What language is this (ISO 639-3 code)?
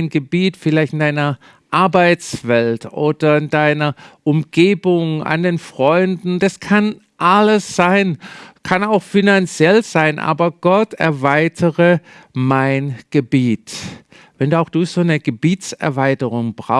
deu